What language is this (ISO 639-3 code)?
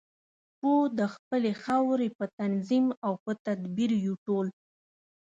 pus